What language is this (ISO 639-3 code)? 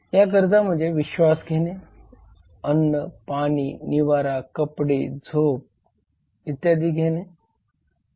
mar